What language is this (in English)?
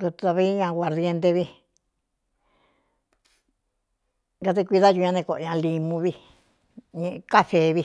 Cuyamecalco Mixtec